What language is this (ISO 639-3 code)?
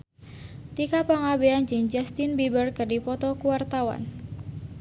sun